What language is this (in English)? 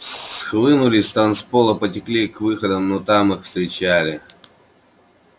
Russian